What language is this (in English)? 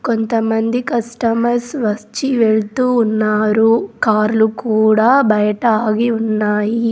Telugu